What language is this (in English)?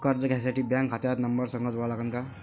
Marathi